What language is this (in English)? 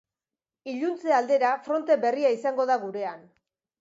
Basque